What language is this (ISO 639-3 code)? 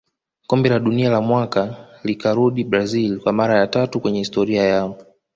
swa